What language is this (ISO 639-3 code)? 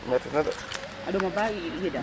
srr